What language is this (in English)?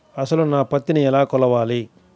Telugu